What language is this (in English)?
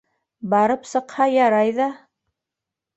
Bashkir